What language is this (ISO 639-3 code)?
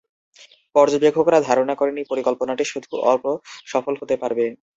ben